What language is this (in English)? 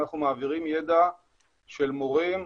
Hebrew